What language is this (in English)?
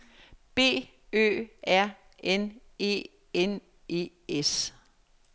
Danish